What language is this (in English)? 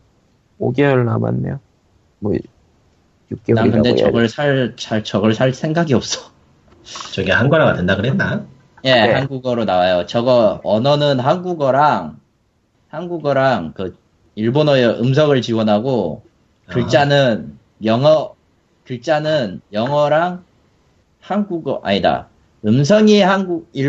Korean